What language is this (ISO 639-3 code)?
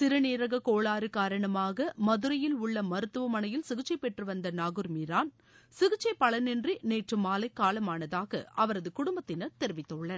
tam